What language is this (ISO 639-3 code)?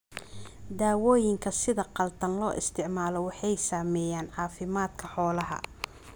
som